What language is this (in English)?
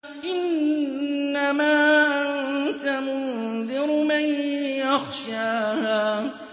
Arabic